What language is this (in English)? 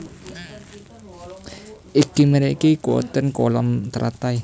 Javanese